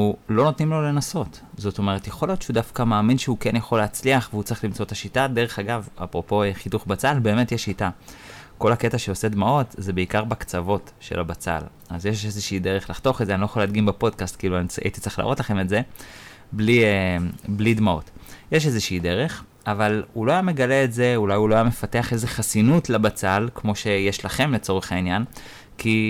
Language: Hebrew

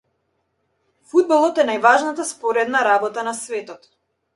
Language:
Macedonian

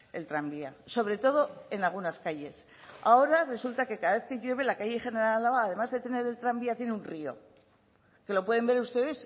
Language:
Spanish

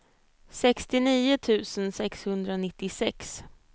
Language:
Swedish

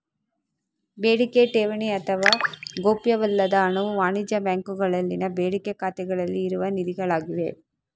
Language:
Kannada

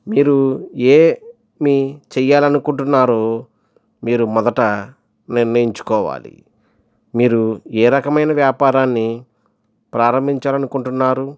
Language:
Telugu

